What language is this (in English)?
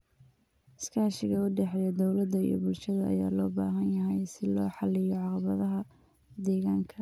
Somali